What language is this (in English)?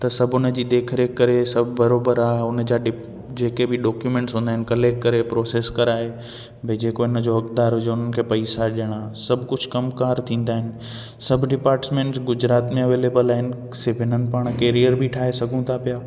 Sindhi